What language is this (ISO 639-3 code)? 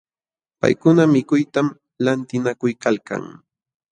qxw